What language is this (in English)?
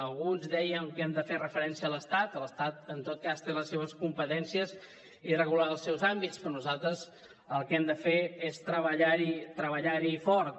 Catalan